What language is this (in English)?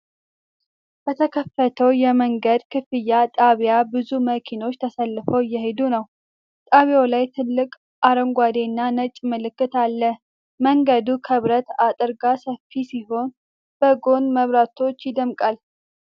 Amharic